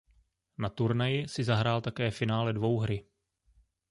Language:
Czech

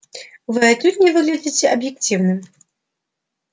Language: Russian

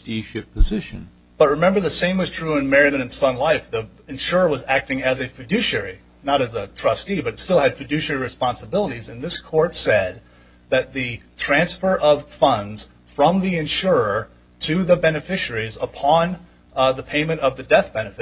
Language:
English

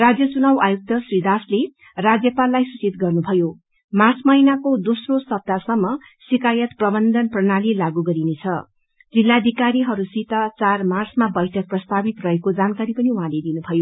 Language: Nepali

